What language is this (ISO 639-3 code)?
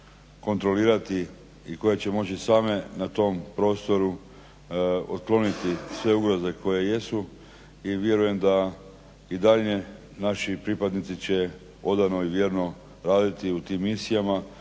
hrv